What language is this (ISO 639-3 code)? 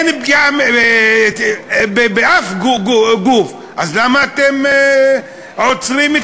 heb